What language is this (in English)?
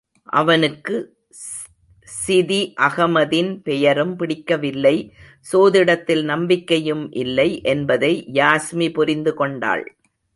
Tamil